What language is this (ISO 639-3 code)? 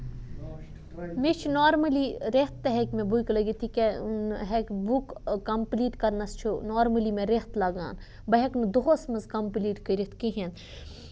kas